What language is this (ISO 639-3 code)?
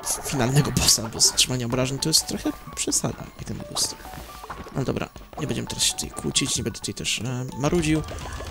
pol